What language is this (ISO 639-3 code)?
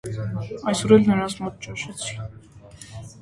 hye